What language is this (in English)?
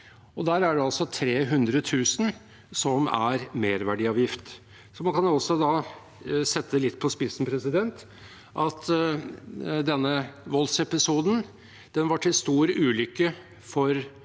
Norwegian